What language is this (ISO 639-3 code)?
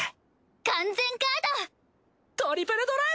jpn